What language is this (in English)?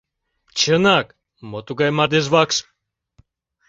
Mari